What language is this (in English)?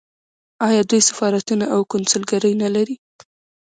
Pashto